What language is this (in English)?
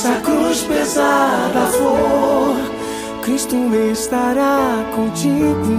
Portuguese